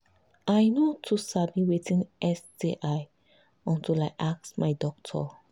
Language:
Nigerian Pidgin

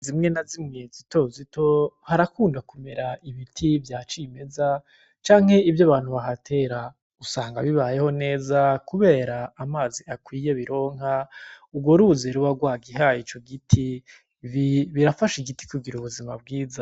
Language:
Rundi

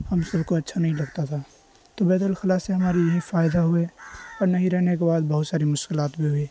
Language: Urdu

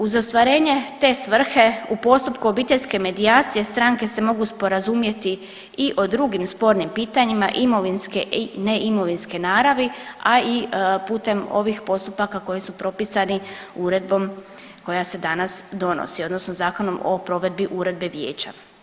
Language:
Croatian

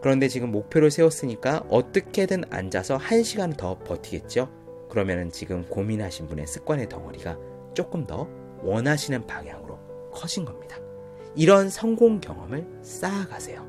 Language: Korean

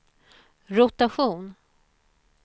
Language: Swedish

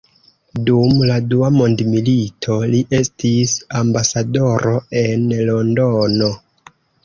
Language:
Esperanto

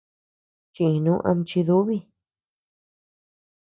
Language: Tepeuxila Cuicatec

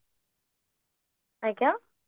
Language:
Odia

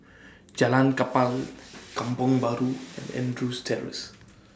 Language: English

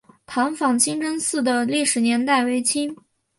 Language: Chinese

